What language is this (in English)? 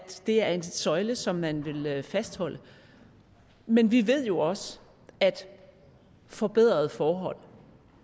Danish